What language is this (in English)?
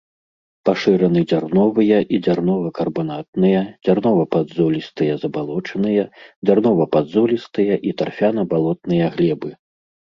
Belarusian